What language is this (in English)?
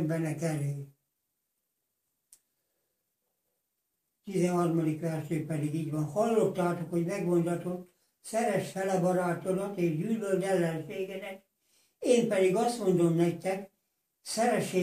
Hungarian